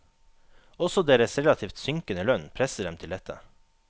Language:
Norwegian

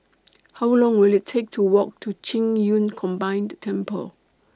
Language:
English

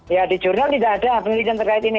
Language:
Indonesian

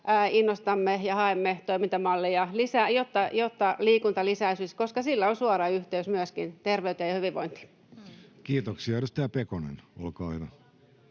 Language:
Finnish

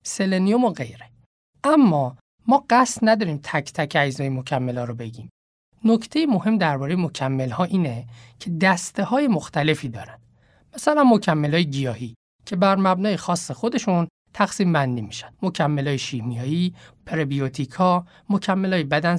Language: Persian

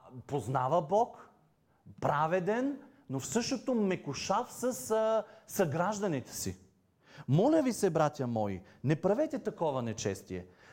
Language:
Bulgarian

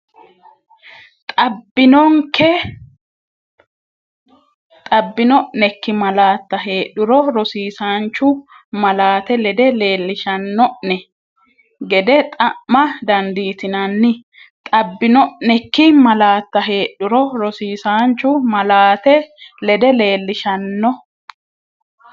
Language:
Sidamo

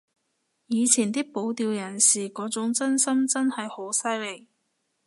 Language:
Cantonese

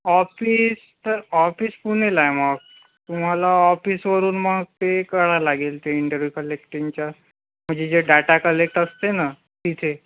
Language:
Marathi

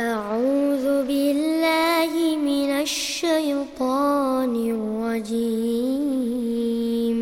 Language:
Arabic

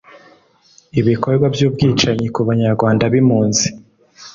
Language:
Kinyarwanda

